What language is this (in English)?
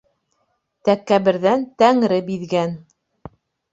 Bashkir